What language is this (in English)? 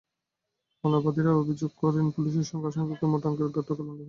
Bangla